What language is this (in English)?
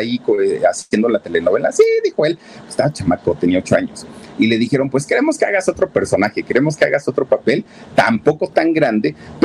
Spanish